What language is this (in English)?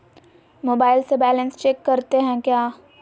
Magahi